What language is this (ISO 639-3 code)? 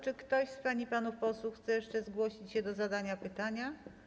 pol